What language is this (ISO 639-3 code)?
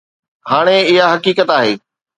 snd